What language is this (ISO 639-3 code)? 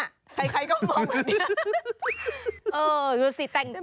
tha